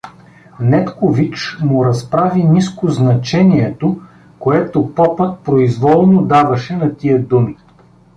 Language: Bulgarian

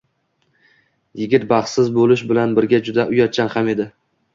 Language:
Uzbek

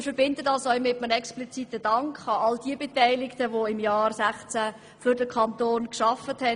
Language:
Swiss German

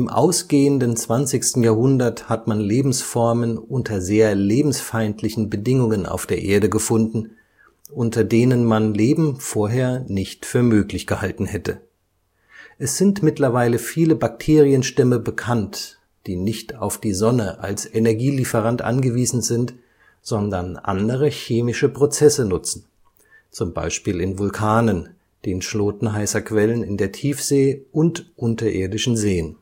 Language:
German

